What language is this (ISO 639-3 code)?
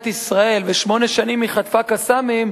heb